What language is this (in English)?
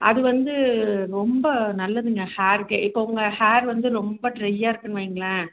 Tamil